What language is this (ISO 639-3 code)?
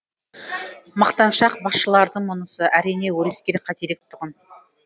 kaz